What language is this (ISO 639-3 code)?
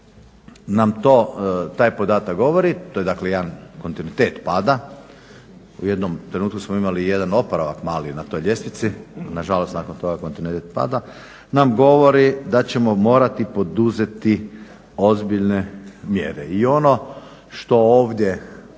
hrv